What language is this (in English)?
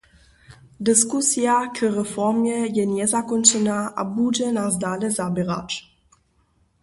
Upper Sorbian